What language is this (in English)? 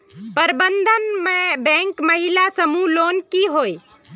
Magahi